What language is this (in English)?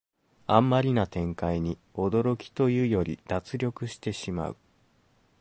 Japanese